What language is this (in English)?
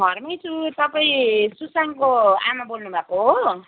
Nepali